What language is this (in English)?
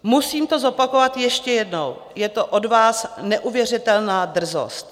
Czech